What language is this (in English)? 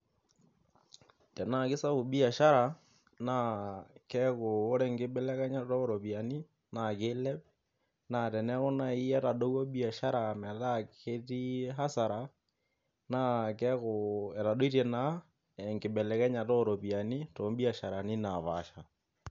Masai